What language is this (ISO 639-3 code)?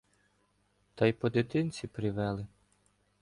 ukr